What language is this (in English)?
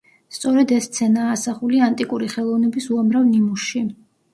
Georgian